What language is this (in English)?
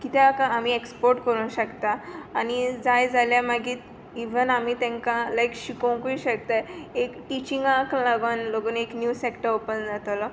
Konkani